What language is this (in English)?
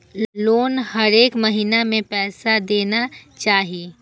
Maithili